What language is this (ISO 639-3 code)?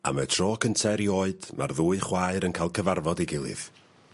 cym